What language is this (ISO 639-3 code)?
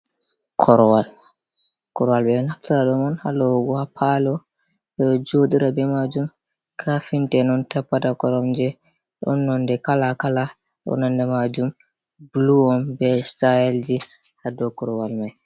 ful